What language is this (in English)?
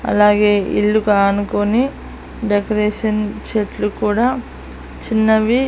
Telugu